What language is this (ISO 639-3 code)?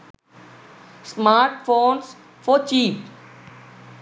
sin